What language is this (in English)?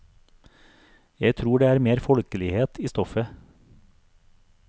Norwegian